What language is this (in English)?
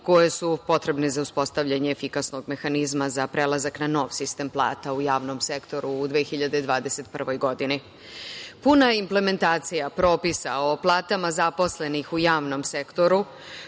Serbian